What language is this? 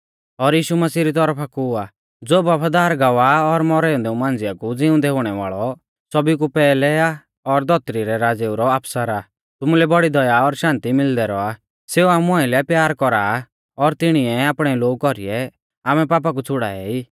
Mahasu Pahari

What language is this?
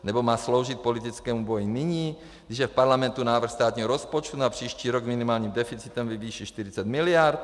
Czech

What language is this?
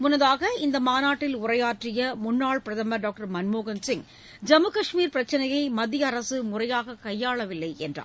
Tamil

